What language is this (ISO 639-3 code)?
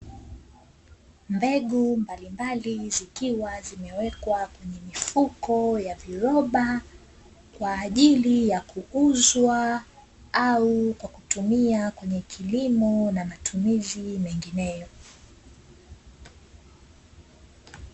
swa